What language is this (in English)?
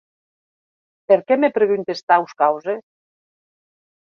Occitan